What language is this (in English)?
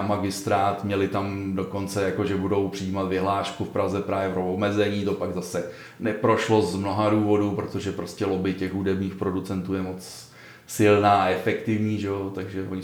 Czech